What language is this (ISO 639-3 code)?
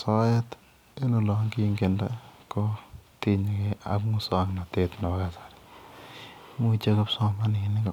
kln